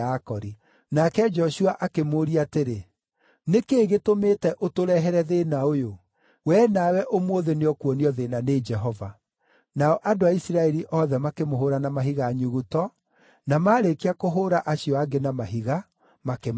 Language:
Kikuyu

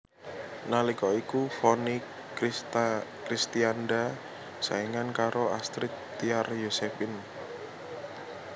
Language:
Javanese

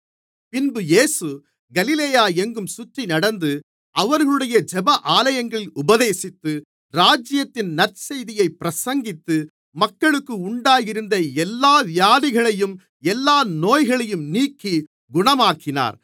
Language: Tamil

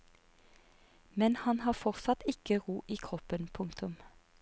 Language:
Norwegian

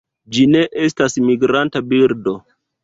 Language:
Esperanto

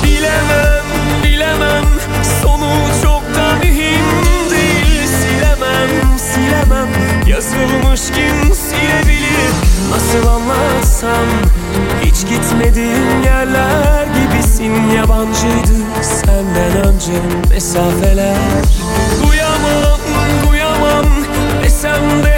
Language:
Turkish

